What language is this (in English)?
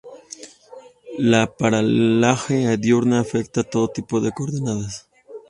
Spanish